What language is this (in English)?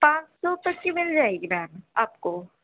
Urdu